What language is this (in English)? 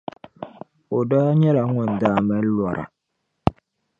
Dagbani